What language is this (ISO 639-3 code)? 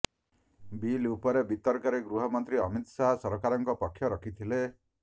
ori